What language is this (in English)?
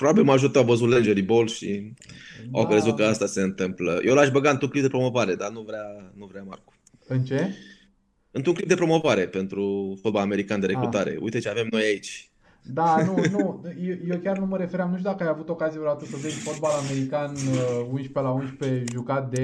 Romanian